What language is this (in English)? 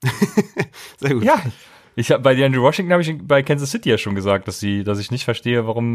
German